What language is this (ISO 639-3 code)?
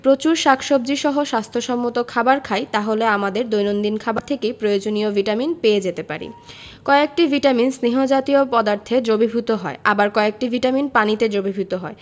ben